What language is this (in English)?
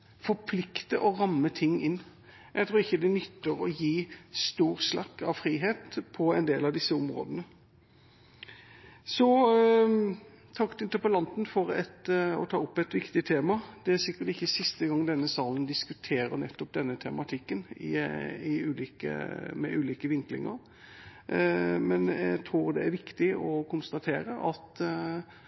Norwegian Bokmål